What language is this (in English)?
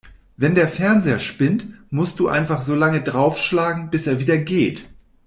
German